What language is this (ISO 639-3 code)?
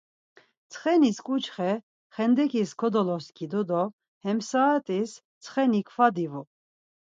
lzz